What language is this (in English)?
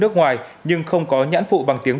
Vietnamese